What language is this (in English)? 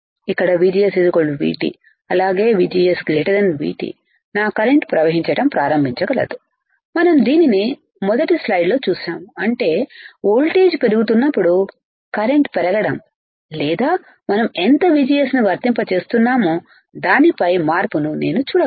Telugu